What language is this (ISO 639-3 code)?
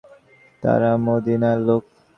ben